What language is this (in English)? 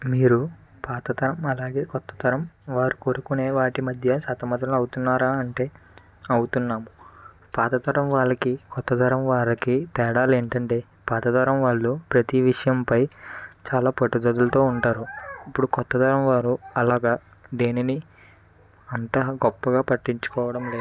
Telugu